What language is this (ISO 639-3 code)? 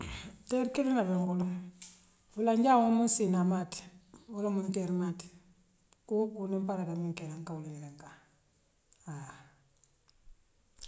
mlq